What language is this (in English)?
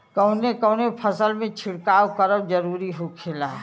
Bhojpuri